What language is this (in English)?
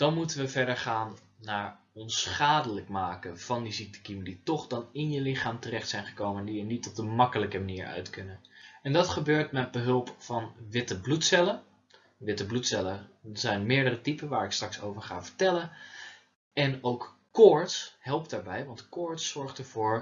Dutch